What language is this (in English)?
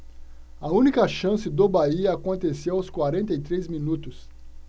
Portuguese